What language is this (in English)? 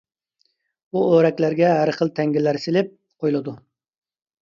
Uyghur